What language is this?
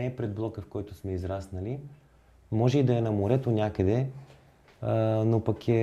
Bulgarian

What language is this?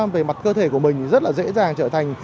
Vietnamese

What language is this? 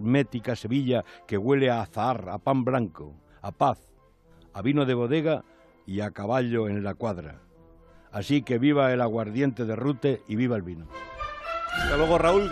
Spanish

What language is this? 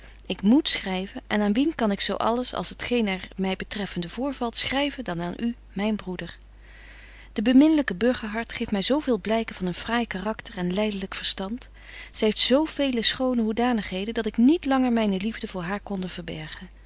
Dutch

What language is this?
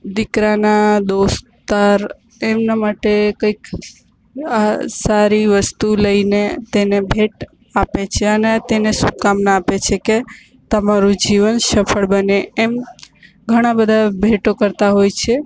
Gujarati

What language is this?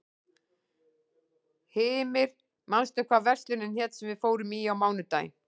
Icelandic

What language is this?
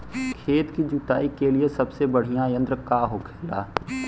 Bhojpuri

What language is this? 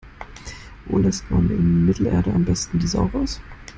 German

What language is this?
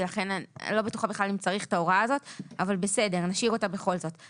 Hebrew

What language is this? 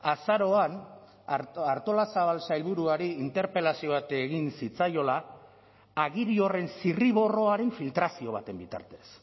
Basque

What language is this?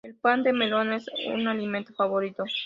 Spanish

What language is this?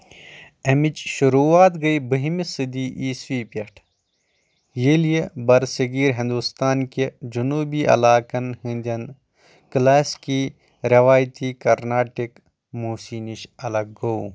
Kashmiri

